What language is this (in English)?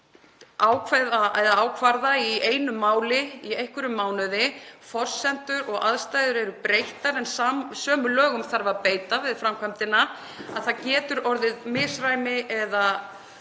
Icelandic